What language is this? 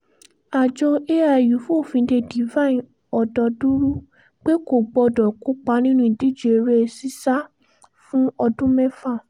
Yoruba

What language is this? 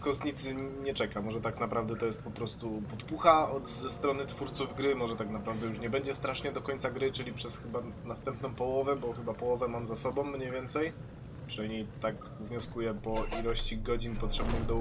Polish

